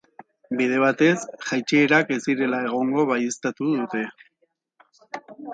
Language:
Basque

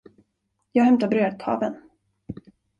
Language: Swedish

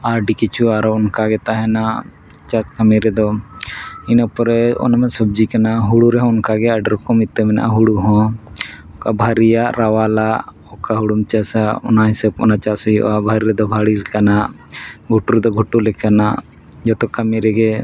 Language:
Santali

